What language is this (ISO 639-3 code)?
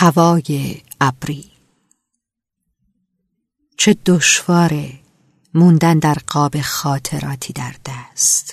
fas